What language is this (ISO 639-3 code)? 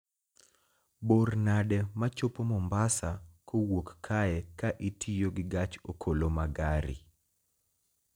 luo